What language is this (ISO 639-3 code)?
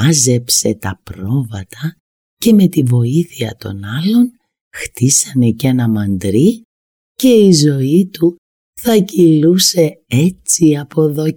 ell